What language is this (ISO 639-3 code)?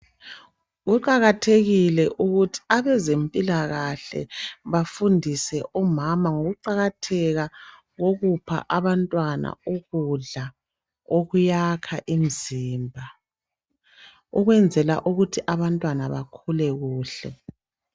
nde